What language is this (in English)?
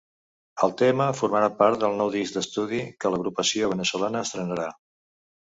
Catalan